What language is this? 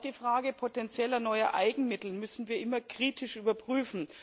German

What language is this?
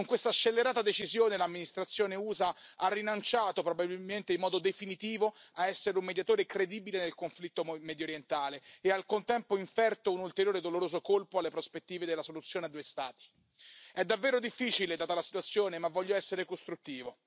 Italian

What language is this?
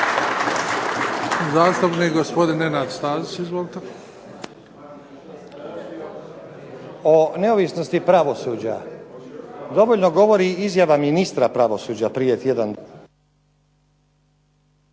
Croatian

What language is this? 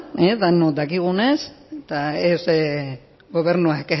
Basque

